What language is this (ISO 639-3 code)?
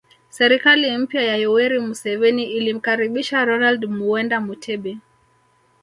swa